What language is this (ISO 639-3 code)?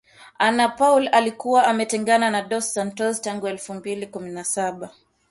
swa